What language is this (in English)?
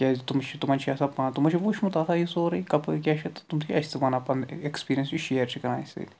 Kashmiri